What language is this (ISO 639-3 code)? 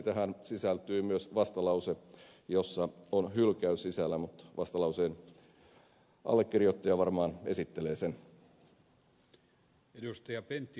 fin